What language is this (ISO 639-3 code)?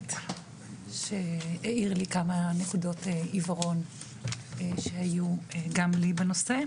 heb